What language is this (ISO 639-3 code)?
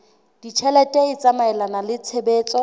sot